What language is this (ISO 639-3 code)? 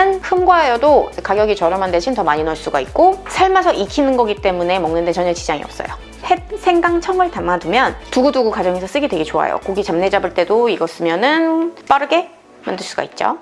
kor